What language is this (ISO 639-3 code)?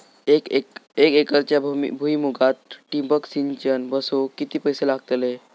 mar